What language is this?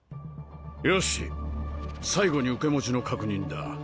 Japanese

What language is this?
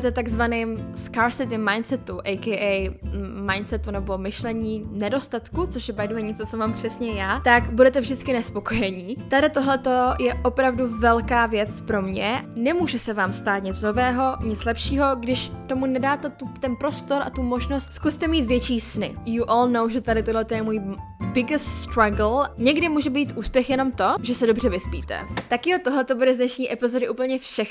Czech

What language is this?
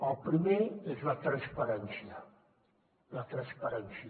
Catalan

